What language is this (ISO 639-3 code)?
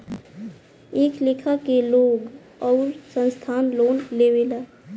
bho